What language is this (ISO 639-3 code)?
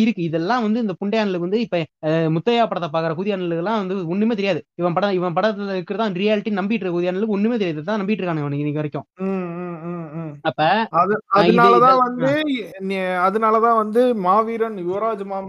tam